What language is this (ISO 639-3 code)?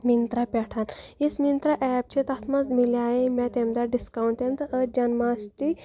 kas